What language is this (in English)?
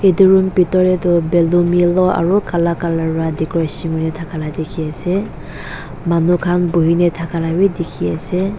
Naga Pidgin